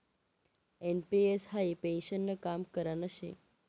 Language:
Marathi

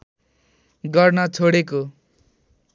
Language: Nepali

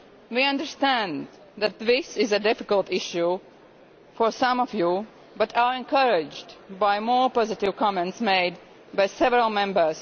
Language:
English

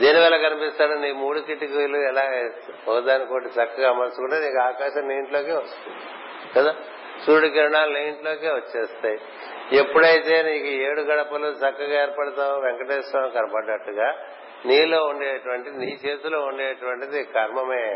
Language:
Telugu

